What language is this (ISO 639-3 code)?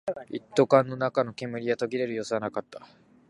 jpn